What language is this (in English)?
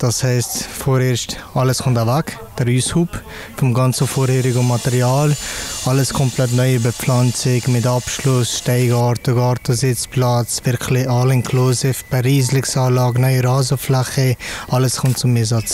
German